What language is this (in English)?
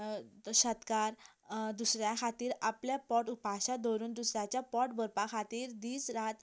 Konkani